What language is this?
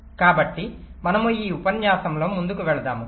Telugu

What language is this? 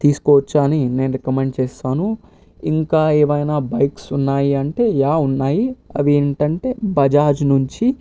Telugu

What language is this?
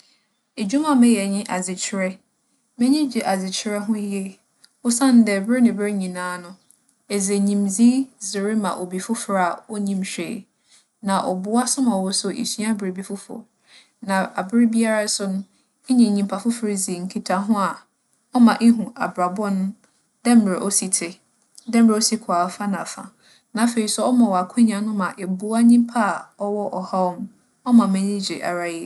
Akan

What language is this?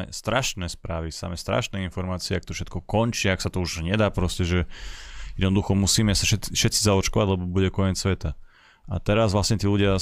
Slovak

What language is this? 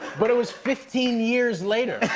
English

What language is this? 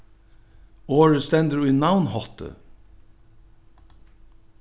Faroese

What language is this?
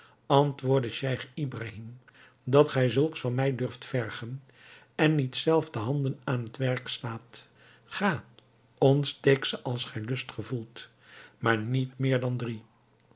Dutch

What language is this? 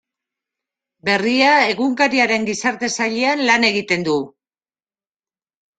Basque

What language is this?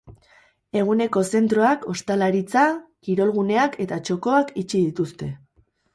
Basque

